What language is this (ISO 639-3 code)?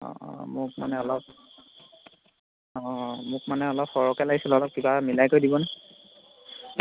asm